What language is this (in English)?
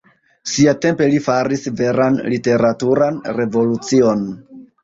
Esperanto